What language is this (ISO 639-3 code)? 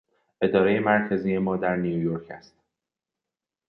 fas